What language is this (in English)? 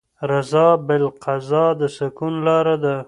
Pashto